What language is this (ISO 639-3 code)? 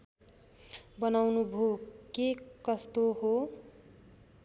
nep